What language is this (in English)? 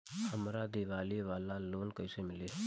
Bhojpuri